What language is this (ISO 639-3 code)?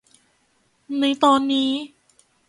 tha